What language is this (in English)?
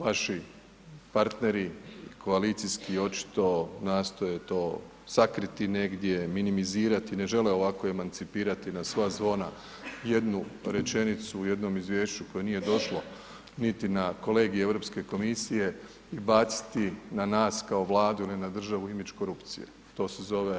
Croatian